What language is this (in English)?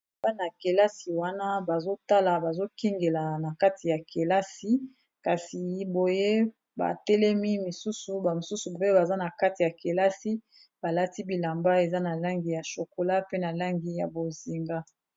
Lingala